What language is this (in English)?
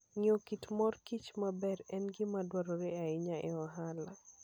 Luo (Kenya and Tanzania)